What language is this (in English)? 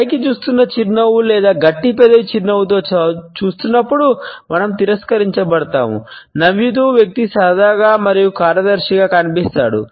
Telugu